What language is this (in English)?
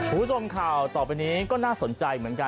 Thai